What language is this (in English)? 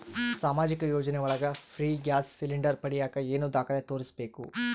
Kannada